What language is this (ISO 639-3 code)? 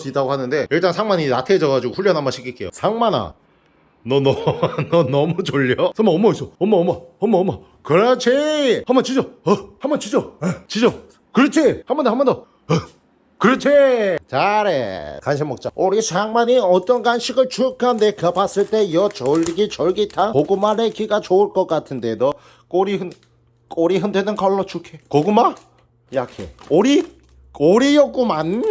kor